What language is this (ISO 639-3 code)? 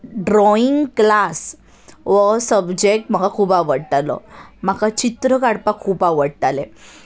kok